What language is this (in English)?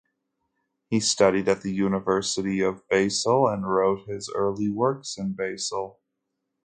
English